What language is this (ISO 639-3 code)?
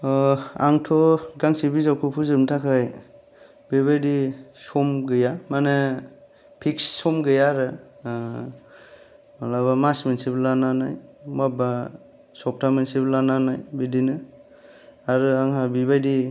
brx